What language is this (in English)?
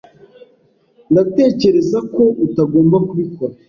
Kinyarwanda